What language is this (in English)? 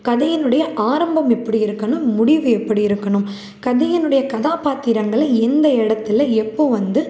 Tamil